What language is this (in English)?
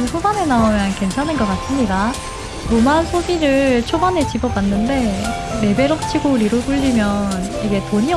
Korean